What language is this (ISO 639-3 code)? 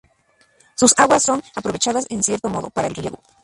spa